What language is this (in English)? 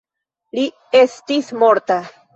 Esperanto